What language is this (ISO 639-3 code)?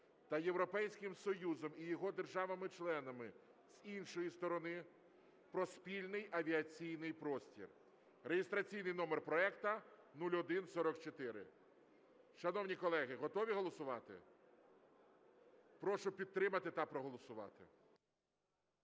ukr